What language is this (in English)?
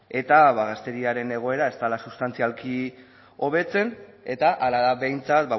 Basque